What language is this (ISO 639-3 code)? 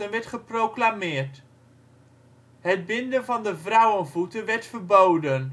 nld